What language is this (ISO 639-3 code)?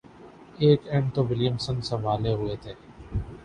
urd